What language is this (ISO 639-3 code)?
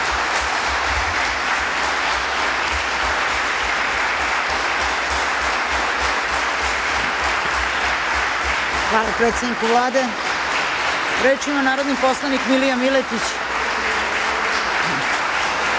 srp